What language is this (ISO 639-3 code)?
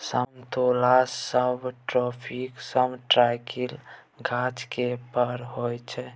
mai